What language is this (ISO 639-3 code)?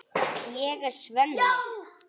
isl